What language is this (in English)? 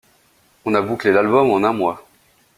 French